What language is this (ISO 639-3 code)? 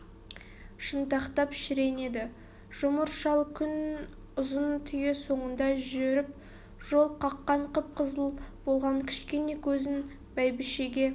kaz